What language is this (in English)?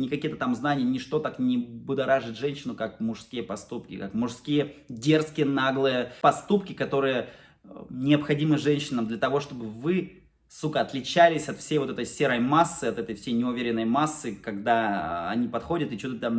Russian